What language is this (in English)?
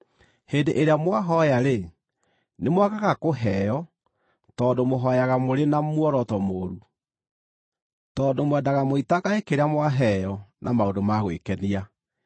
Kikuyu